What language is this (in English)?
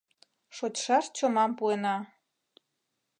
Mari